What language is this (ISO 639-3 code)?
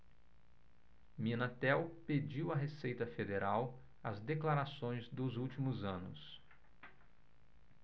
por